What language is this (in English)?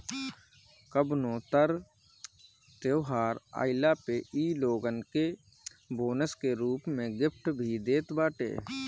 Bhojpuri